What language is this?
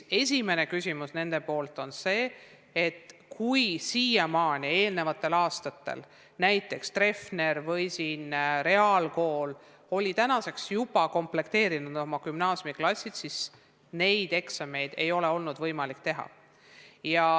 Estonian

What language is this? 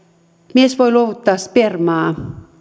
Finnish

